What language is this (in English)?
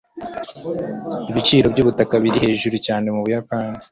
Kinyarwanda